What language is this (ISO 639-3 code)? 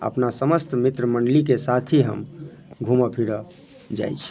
mai